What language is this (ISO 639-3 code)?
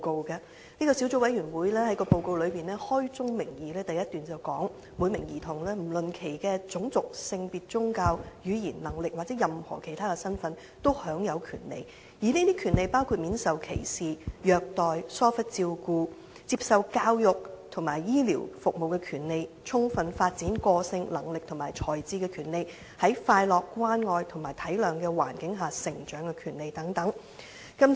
yue